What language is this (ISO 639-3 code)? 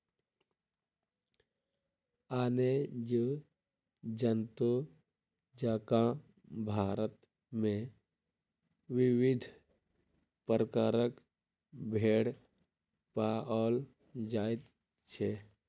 mai